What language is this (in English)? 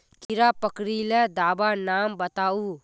Magahi